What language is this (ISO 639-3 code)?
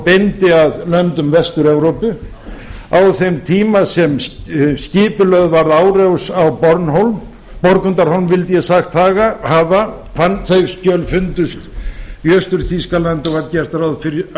isl